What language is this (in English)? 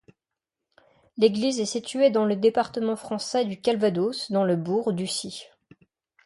French